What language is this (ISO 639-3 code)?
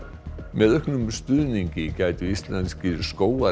isl